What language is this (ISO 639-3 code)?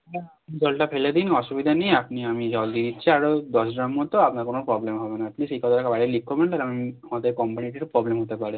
ben